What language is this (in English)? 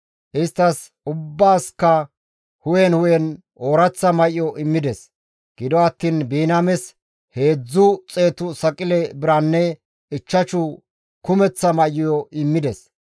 Gamo